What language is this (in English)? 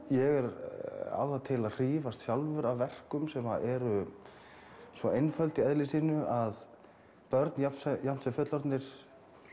Icelandic